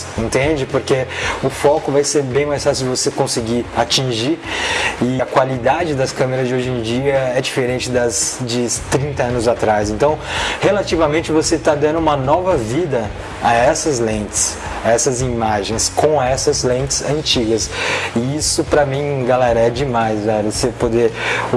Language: Portuguese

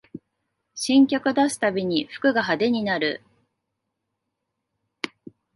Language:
Japanese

